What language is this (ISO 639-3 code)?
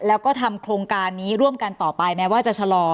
tha